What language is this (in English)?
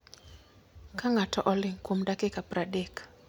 Luo (Kenya and Tanzania)